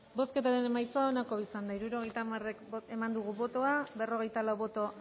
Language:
Basque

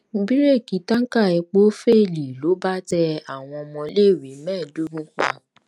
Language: Yoruba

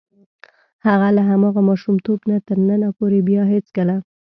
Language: Pashto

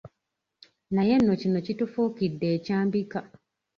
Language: Ganda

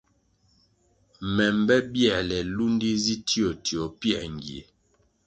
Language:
Kwasio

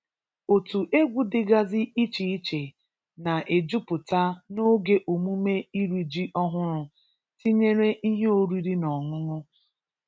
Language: Igbo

